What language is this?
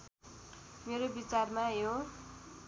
Nepali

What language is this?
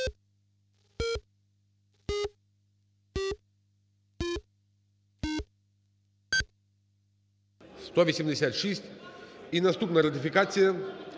Ukrainian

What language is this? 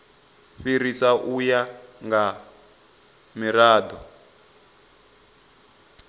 Venda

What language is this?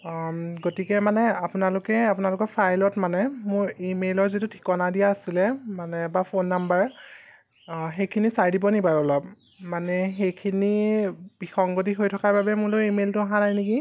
Assamese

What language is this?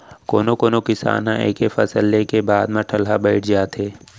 Chhattisgarhi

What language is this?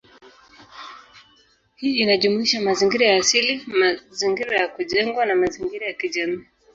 Swahili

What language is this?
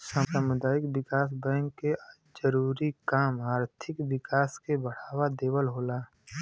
Bhojpuri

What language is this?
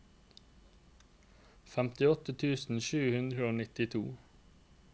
Norwegian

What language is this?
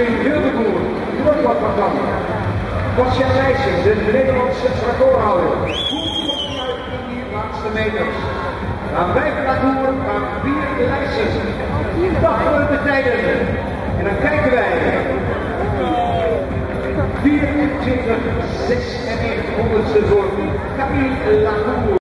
Dutch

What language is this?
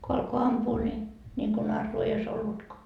Finnish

